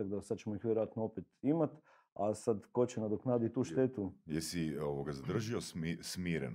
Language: Croatian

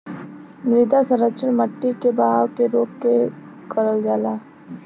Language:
Bhojpuri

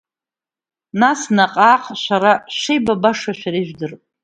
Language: Abkhazian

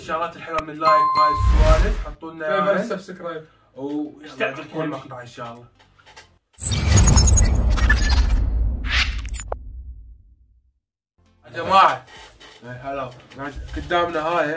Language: Arabic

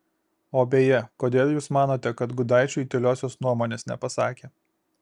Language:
Lithuanian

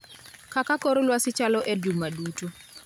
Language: Luo (Kenya and Tanzania)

